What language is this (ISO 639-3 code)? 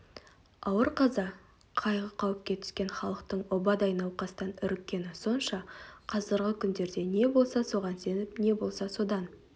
kaz